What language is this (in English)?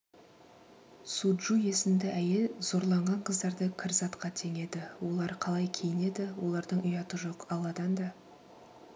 Kazakh